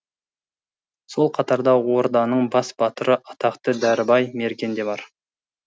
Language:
Kazakh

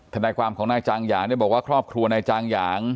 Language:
Thai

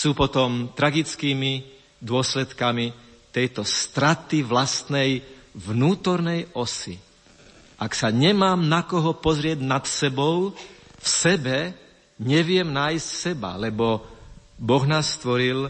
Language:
Slovak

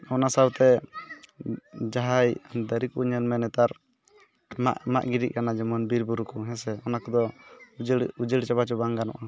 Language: Santali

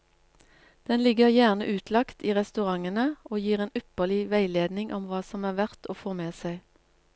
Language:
Norwegian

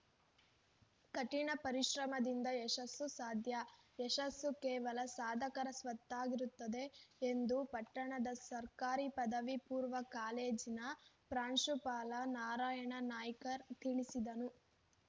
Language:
Kannada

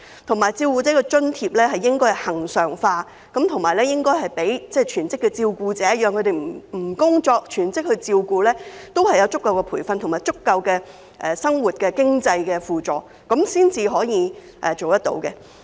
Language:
Cantonese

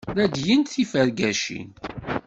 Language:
Kabyle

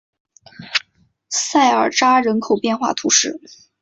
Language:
Chinese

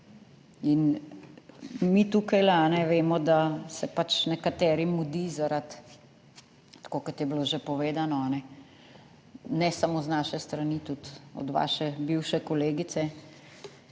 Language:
Slovenian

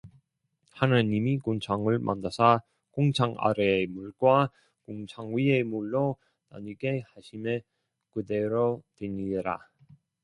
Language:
Korean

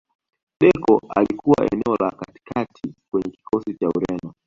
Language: Swahili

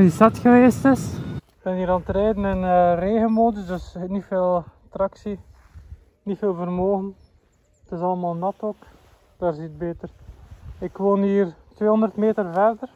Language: Dutch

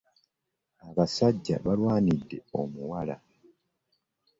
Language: Ganda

